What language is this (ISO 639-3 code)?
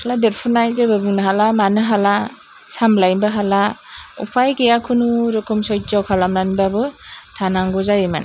brx